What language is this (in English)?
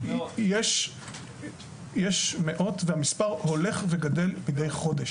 Hebrew